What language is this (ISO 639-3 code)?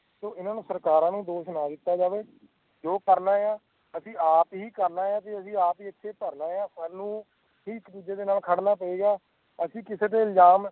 pan